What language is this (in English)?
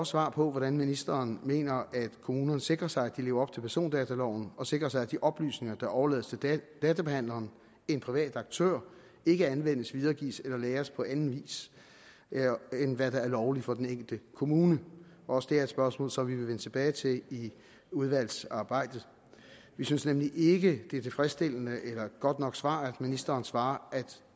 Danish